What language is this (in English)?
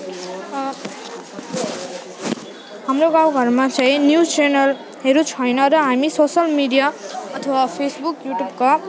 Nepali